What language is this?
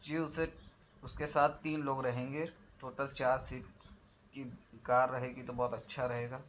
Urdu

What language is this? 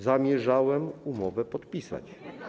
Polish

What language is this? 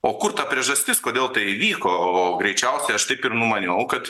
Lithuanian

